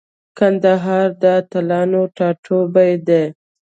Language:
Pashto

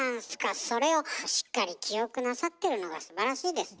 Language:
Japanese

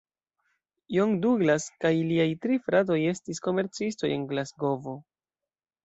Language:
Esperanto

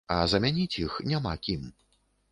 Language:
Belarusian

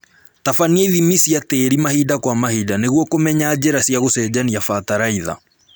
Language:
Kikuyu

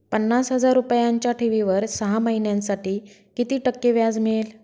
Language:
Marathi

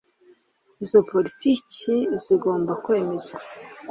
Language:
Kinyarwanda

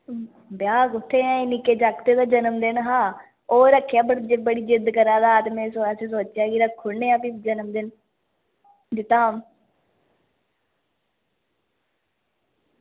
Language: Dogri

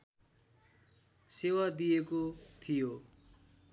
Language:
Nepali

